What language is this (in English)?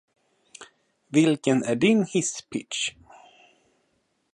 Swedish